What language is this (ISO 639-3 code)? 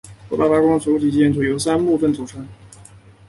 zho